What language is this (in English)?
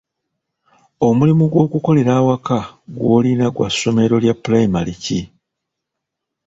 Ganda